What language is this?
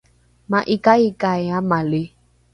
Rukai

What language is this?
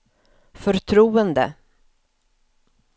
Swedish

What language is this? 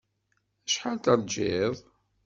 Kabyle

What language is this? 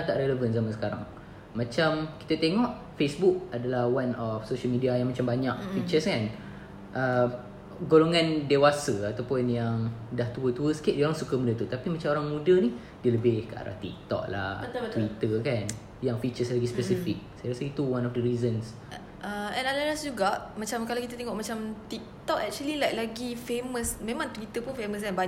Malay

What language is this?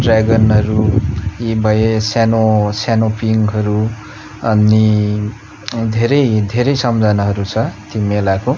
Nepali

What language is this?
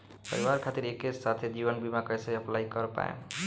Bhojpuri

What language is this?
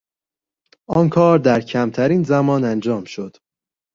Persian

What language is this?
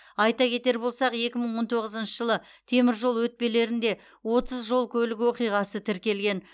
Kazakh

